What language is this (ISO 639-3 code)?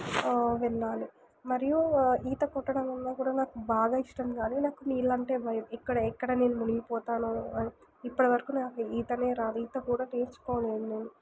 tel